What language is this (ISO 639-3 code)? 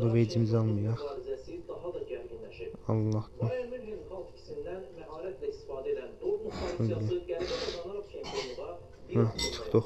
tur